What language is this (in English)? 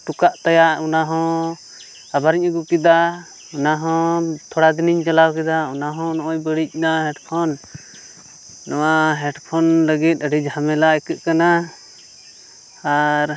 Santali